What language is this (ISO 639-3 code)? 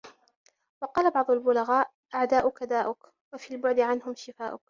ara